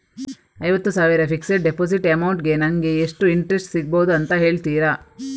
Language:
Kannada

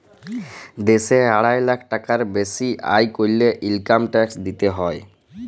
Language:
Bangla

